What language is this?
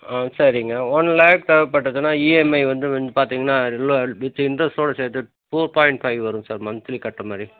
Tamil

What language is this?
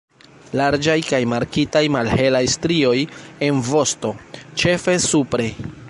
Esperanto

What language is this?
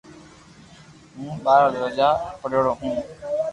Loarki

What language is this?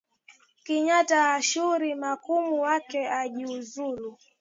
Swahili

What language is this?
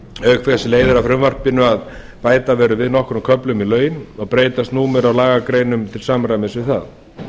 Icelandic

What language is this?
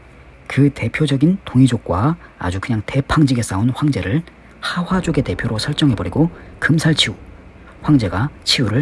Korean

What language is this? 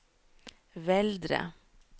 Norwegian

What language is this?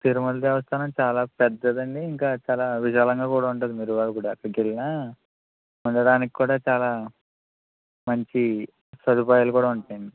Telugu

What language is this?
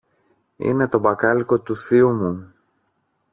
Greek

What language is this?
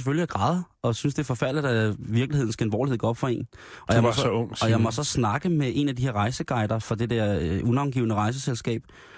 Danish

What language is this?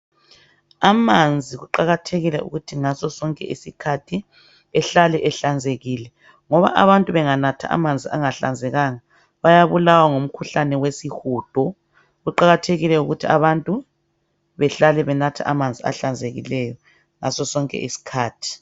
North Ndebele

